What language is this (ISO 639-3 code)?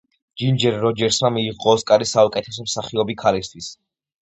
kat